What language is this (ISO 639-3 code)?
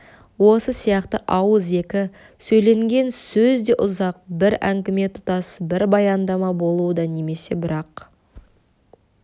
kaz